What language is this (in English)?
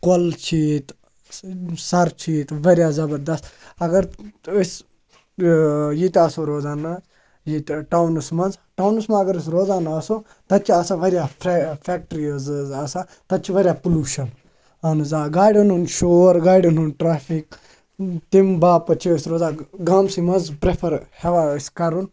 Kashmiri